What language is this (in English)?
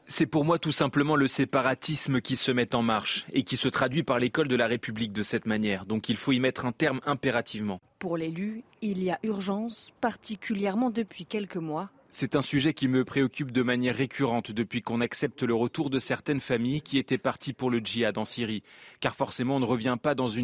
French